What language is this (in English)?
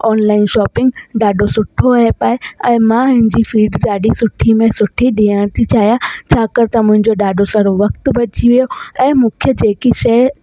Sindhi